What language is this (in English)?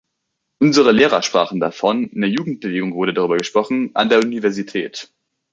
German